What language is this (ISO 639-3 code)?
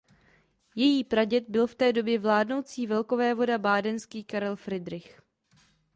ces